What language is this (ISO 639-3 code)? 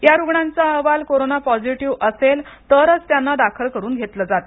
mar